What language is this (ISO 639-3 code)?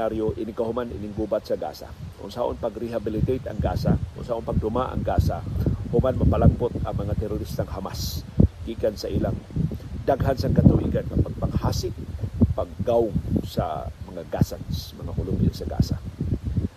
fil